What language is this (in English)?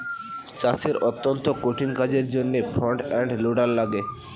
Bangla